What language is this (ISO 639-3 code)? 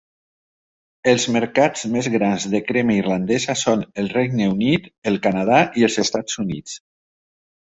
cat